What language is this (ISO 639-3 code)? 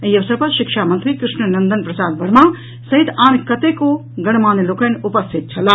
mai